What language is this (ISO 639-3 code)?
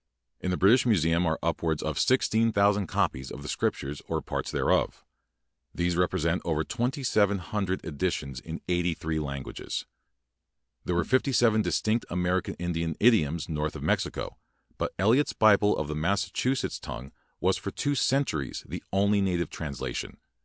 eng